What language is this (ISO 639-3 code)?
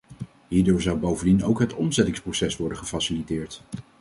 nld